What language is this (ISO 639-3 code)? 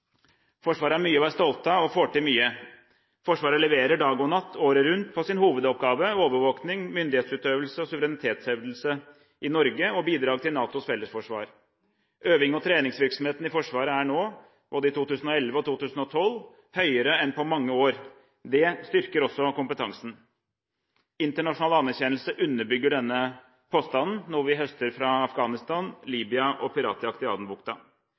nob